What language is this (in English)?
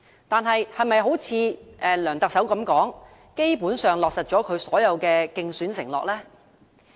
Cantonese